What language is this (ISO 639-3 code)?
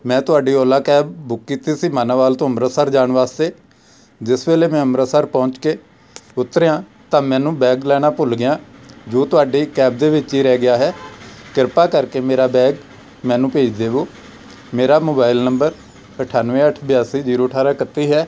pan